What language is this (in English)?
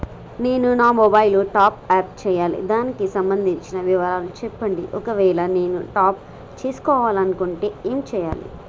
Telugu